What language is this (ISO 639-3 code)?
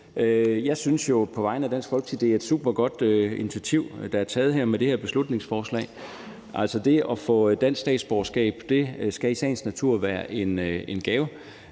dan